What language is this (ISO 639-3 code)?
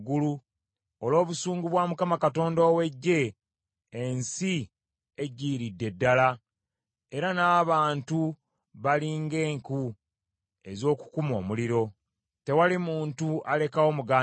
lug